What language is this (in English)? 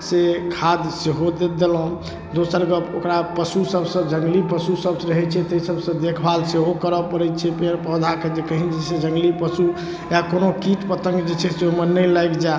Maithili